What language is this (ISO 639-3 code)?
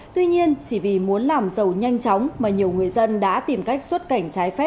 vie